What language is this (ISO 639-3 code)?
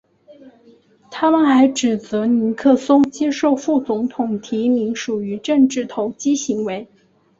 zho